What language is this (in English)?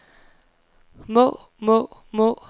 Danish